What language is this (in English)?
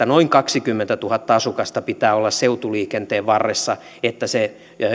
Finnish